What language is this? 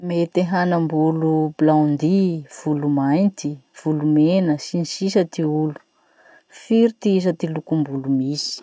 Masikoro Malagasy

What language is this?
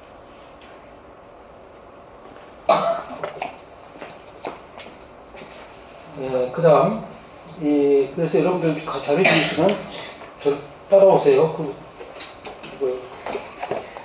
Korean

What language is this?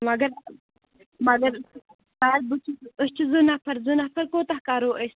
Kashmiri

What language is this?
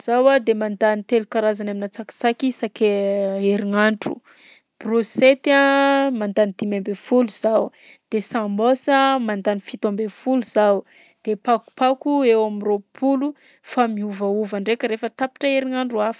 Southern Betsimisaraka Malagasy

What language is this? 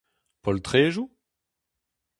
Breton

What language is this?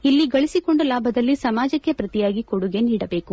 Kannada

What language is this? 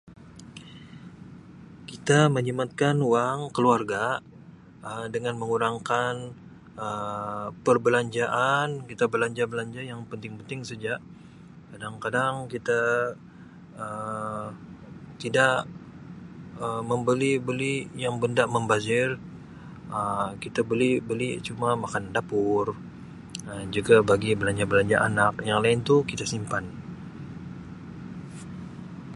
Sabah Malay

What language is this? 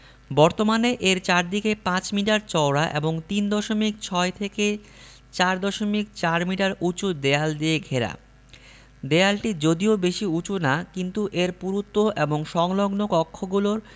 Bangla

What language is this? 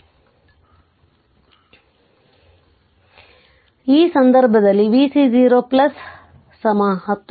Kannada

